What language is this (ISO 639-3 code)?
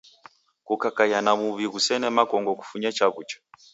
dav